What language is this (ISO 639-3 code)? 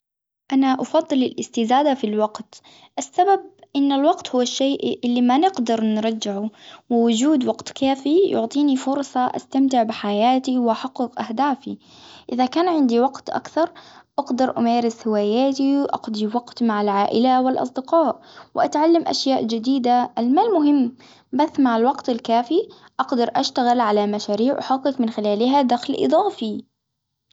acw